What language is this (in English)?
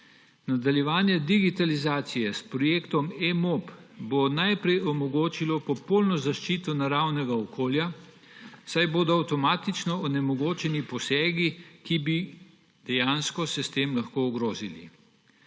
Slovenian